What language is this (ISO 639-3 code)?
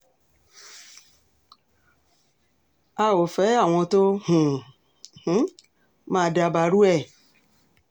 yor